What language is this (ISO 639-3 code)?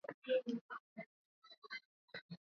swa